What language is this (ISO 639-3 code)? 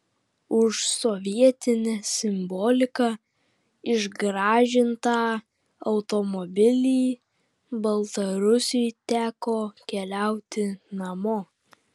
lit